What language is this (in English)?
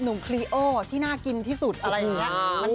Thai